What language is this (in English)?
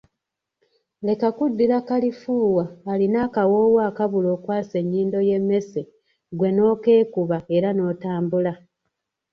Ganda